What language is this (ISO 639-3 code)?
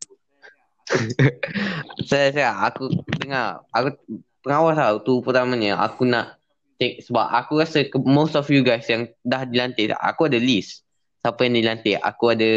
msa